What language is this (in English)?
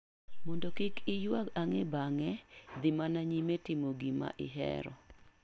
Luo (Kenya and Tanzania)